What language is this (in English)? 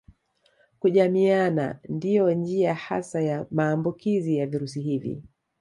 Swahili